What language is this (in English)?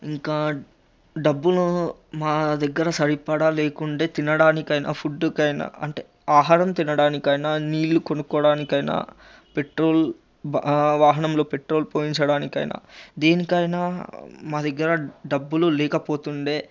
Telugu